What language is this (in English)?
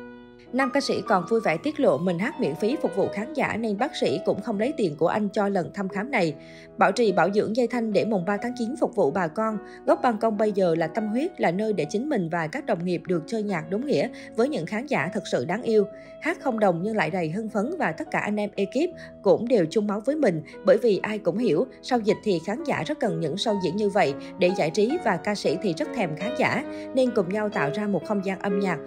Vietnamese